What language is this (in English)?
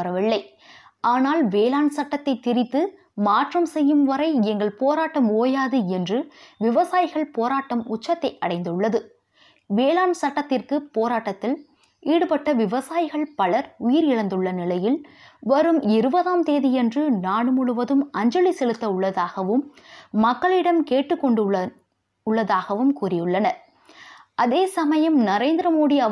Tamil